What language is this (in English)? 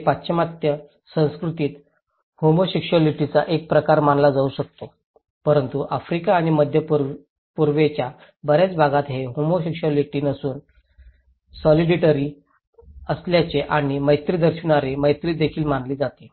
Marathi